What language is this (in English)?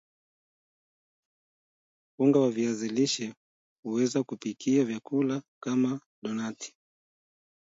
Swahili